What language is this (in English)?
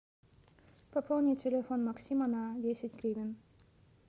Russian